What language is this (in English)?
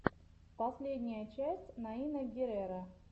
Russian